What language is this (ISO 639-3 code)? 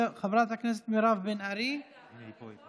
heb